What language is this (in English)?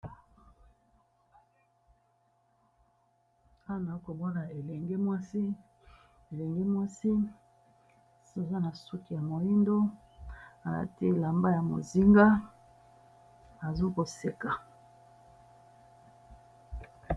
Lingala